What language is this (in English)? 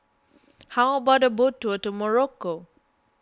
English